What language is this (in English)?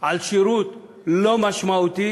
Hebrew